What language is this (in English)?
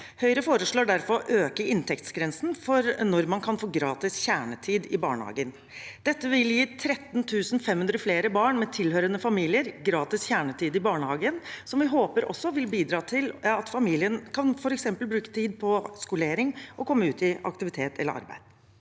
Norwegian